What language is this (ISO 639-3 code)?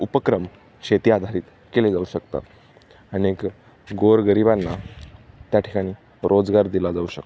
mar